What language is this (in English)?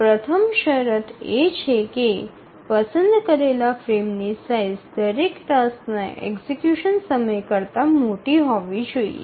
Gujarati